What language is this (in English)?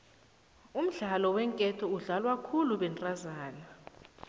South Ndebele